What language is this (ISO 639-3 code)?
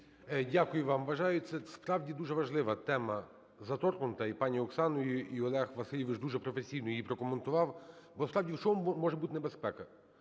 ukr